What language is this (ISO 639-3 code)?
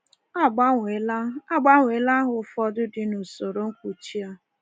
ibo